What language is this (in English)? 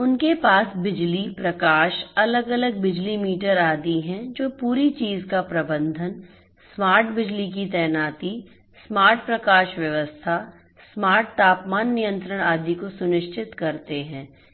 Hindi